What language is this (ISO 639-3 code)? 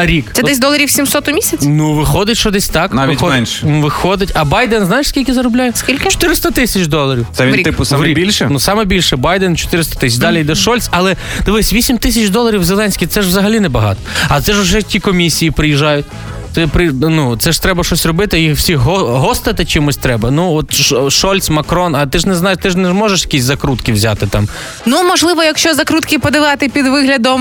ukr